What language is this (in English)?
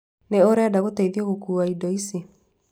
Kikuyu